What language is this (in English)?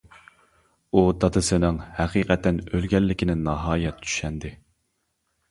Uyghur